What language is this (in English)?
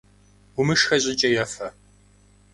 Kabardian